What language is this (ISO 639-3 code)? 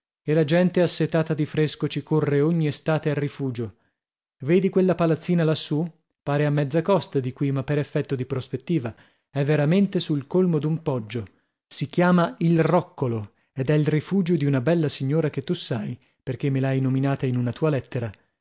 ita